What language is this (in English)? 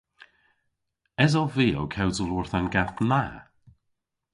Cornish